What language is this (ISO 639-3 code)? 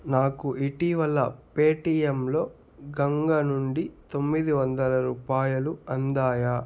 tel